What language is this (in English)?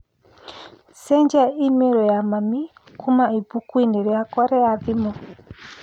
Kikuyu